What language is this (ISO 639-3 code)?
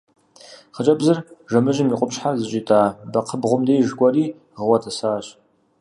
kbd